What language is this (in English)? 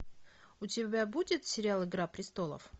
Russian